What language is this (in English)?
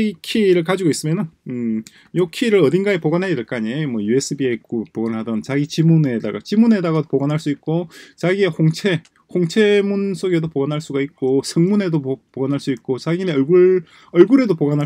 Korean